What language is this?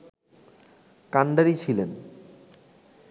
Bangla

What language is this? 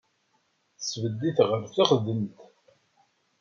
Kabyle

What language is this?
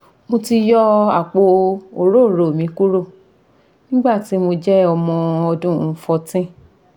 Yoruba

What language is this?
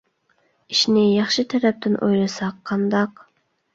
Uyghur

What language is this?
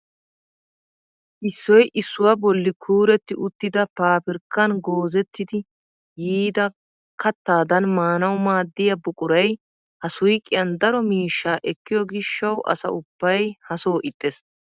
Wolaytta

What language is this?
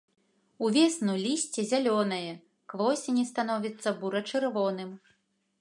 Belarusian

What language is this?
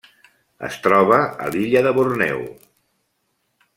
Catalan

